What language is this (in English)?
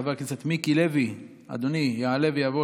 Hebrew